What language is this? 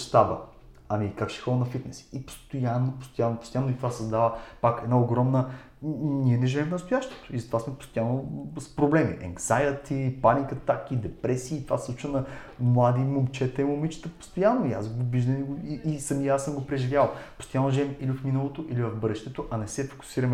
Bulgarian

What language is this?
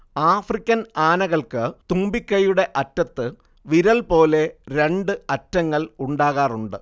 Malayalam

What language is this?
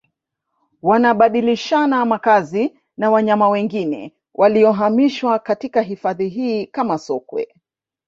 Swahili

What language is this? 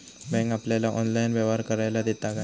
Marathi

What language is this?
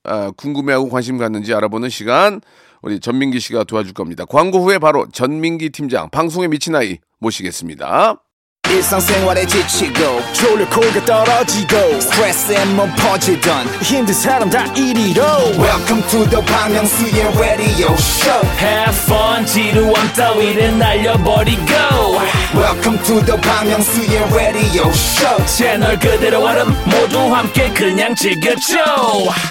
Korean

